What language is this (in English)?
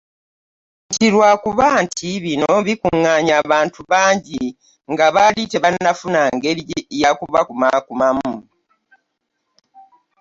Ganda